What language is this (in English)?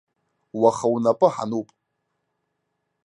Abkhazian